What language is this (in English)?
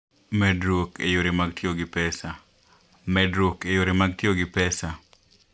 Luo (Kenya and Tanzania)